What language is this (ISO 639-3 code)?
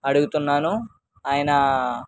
tel